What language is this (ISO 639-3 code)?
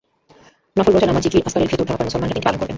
ben